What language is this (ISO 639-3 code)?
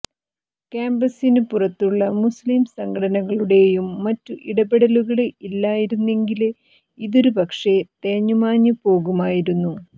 mal